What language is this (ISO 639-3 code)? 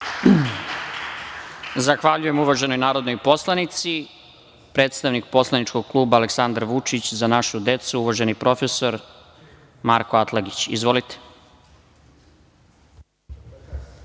srp